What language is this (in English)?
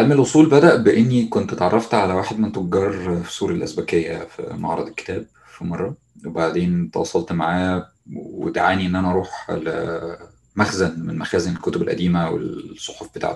Arabic